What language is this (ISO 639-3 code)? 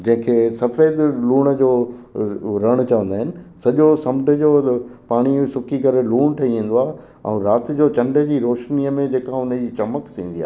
snd